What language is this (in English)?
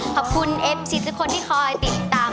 Thai